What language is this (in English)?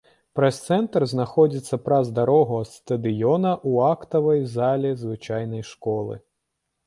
Belarusian